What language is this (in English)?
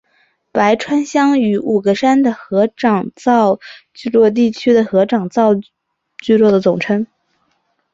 Chinese